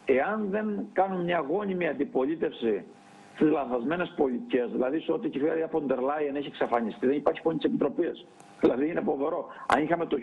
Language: Greek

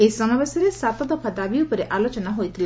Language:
Odia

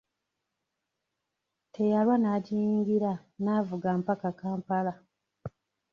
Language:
Ganda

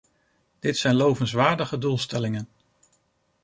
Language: Dutch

